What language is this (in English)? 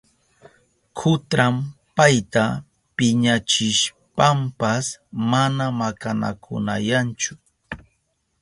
Southern Pastaza Quechua